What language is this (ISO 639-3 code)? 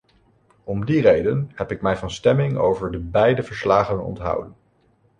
nld